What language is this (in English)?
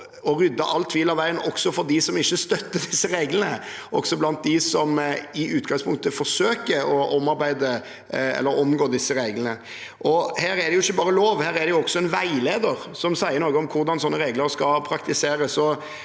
Norwegian